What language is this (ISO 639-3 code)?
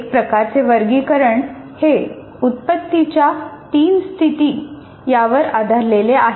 mar